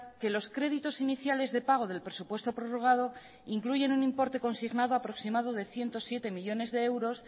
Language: Spanish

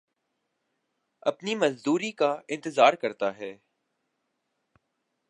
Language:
Urdu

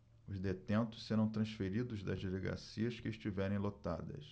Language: Portuguese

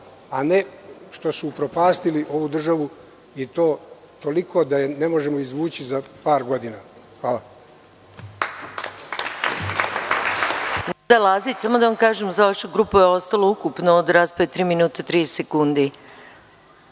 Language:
Serbian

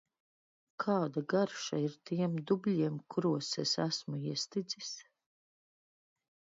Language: Latvian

